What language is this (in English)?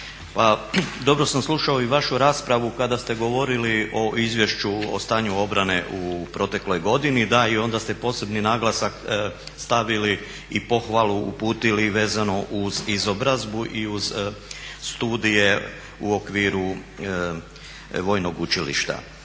Croatian